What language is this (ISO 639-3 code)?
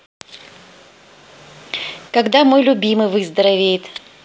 rus